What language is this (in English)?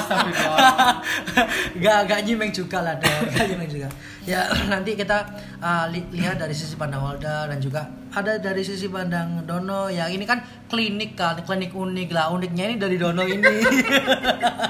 Indonesian